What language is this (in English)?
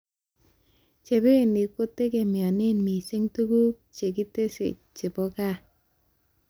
Kalenjin